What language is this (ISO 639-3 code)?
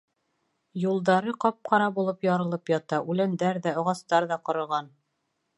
bak